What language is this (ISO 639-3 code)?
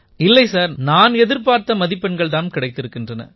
tam